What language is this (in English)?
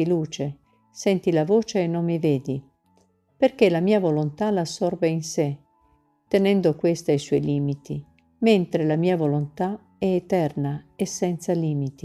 Italian